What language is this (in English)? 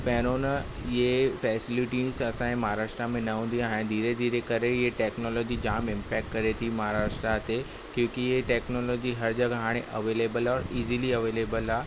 Sindhi